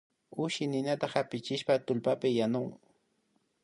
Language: Imbabura Highland Quichua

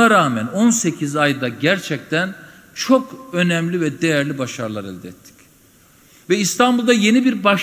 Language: Turkish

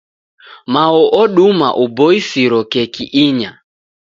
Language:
Taita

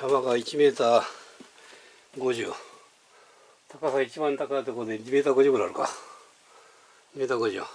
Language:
Japanese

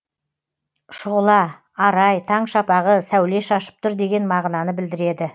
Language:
Kazakh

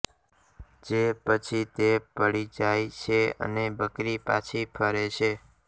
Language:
Gujarati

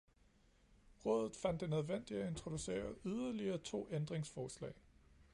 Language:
Danish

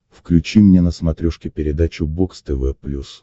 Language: Russian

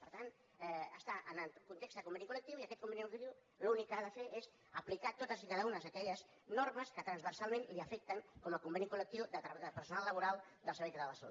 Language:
Catalan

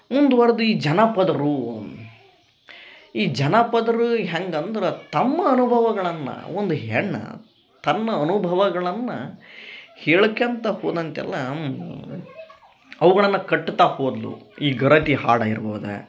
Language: Kannada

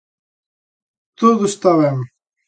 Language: Galician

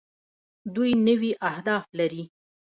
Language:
Pashto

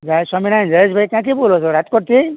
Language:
Gujarati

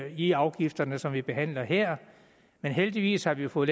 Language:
Danish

